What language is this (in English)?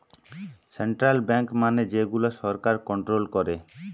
Bangla